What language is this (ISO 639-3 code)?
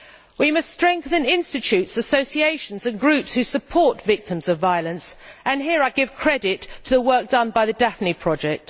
eng